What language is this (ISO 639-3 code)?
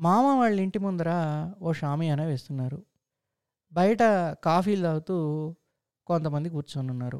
tel